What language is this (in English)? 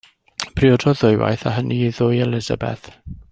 Welsh